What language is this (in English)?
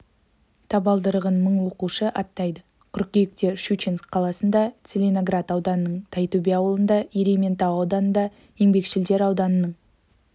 Kazakh